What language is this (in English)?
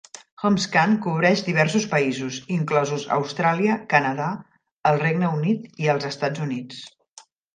Catalan